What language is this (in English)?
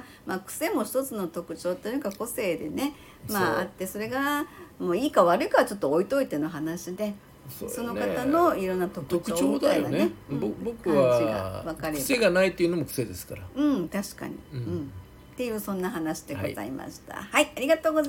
Japanese